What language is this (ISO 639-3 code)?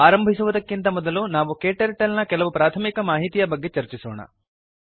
kan